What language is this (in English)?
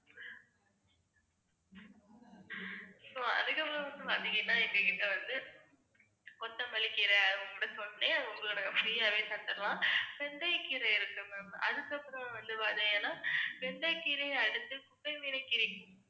Tamil